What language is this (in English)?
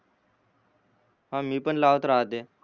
Marathi